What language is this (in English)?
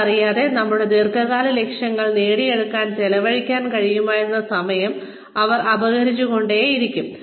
Malayalam